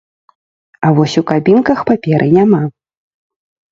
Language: Belarusian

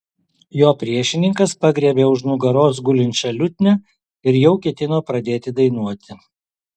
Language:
Lithuanian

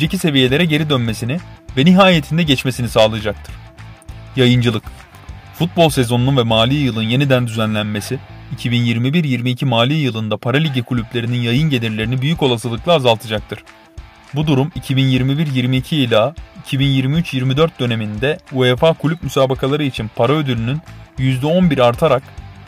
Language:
Turkish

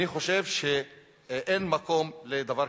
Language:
Hebrew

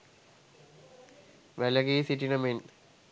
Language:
Sinhala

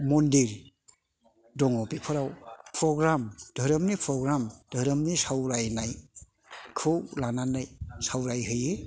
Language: Bodo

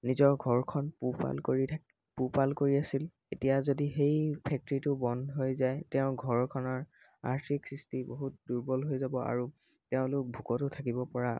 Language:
Assamese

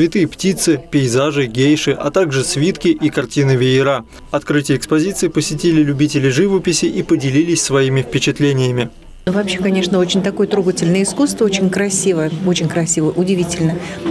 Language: Russian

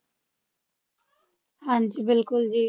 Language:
Punjabi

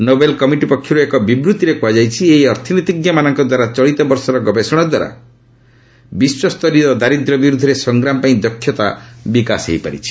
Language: Odia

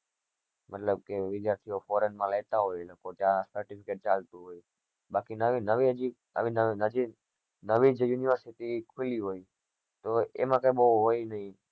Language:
Gujarati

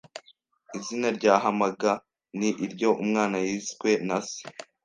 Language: Kinyarwanda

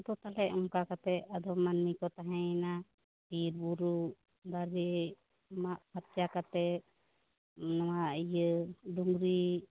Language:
Santali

